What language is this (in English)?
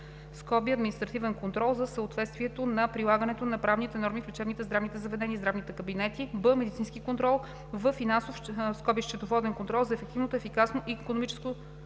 Bulgarian